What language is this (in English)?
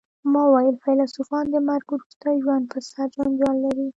Pashto